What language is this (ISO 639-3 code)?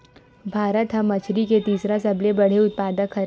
hne